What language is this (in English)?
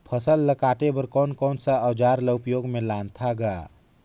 Chhattisgarhi